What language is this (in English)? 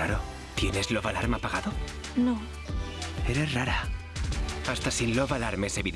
Spanish